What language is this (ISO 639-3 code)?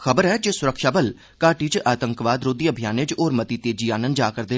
doi